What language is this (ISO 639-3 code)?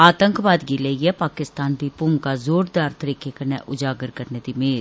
doi